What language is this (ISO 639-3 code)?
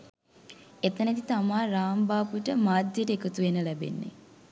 sin